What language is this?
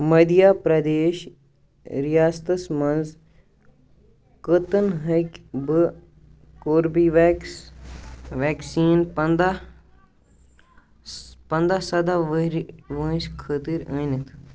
Kashmiri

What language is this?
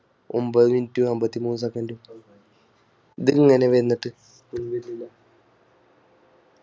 Malayalam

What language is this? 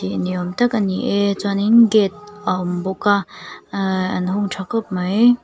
Mizo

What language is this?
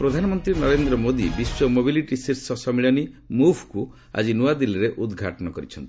Odia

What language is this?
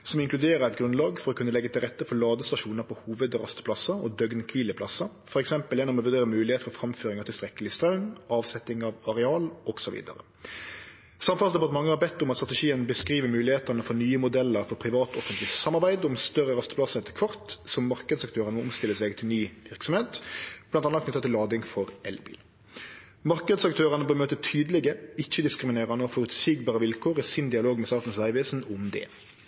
Norwegian Nynorsk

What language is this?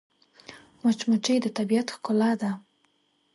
Pashto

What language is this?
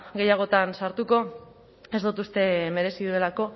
Basque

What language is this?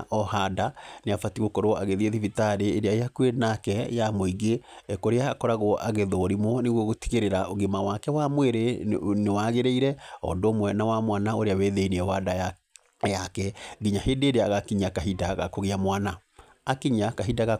Kikuyu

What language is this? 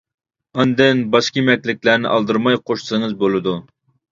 Uyghur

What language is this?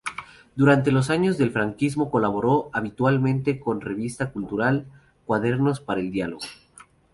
Spanish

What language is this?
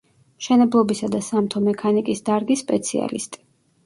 Georgian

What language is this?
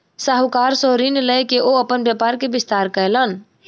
Maithili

